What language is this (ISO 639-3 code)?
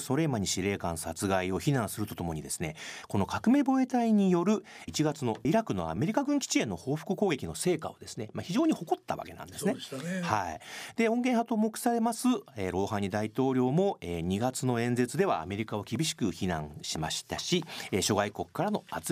jpn